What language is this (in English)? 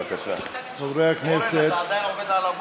Hebrew